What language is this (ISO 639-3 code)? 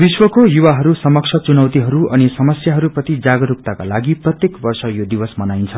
nep